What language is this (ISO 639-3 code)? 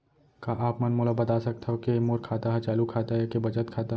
hne